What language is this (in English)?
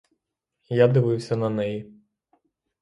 Ukrainian